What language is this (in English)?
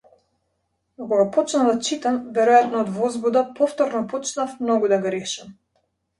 Macedonian